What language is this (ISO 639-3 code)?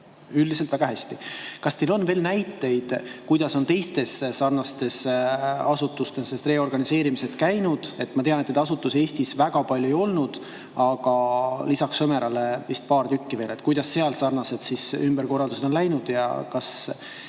est